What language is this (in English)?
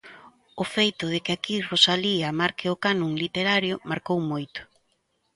Galician